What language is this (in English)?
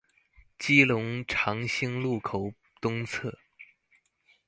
Chinese